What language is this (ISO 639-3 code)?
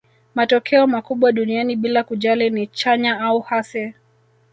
swa